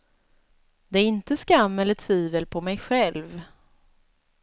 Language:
Swedish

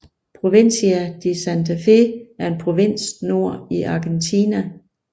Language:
Danish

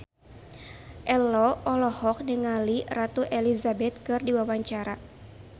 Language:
Sundanese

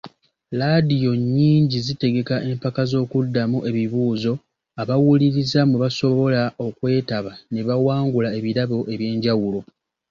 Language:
Ganda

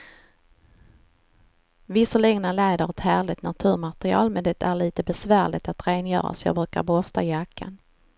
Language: Swedish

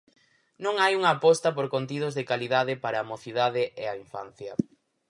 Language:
Galician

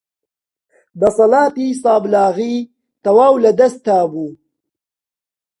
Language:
Central Kurdish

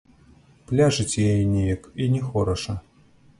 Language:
Belarusian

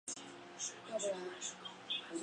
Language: Chinese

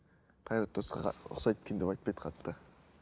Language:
Kazakh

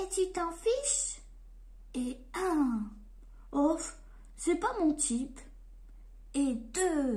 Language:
French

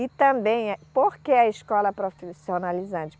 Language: Portuguese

